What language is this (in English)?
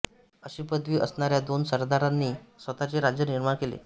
Marathi